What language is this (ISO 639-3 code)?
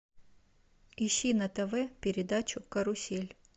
rus